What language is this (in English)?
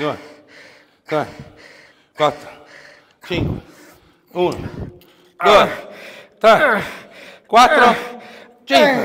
Italian